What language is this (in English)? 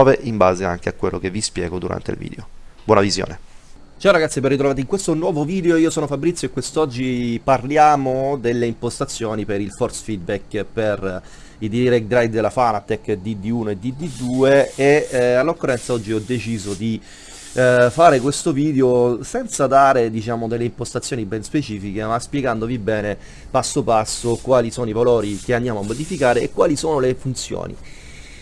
Italian